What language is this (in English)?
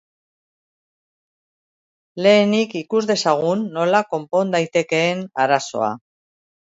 Basque